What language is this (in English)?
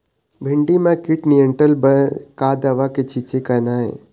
Chhattisgarhi